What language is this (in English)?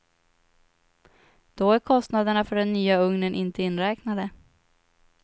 Swedish